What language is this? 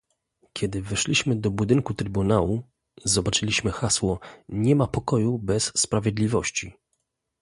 Polish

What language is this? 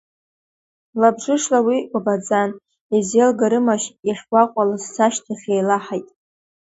Abkhazian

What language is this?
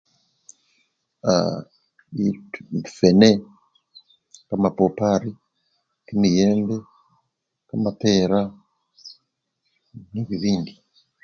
Luyia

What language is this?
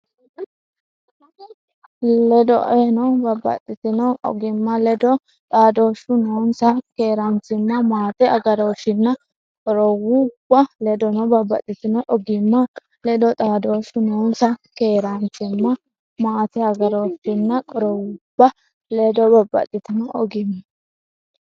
Sidamo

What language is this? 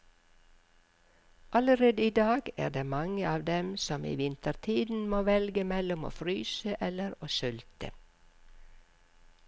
Norwegian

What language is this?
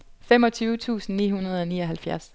Danish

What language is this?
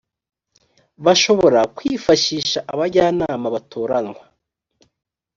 Kinyarwanda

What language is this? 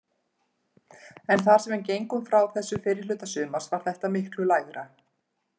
Icelandic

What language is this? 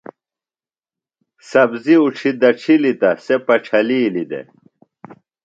Phalura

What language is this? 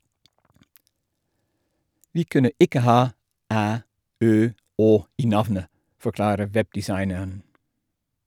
Norwegian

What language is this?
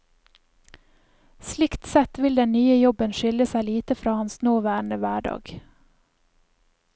Norwegian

